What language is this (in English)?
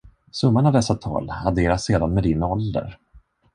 Swedish